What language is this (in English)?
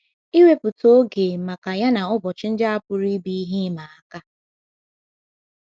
Igbo